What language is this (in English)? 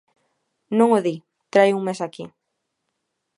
Galician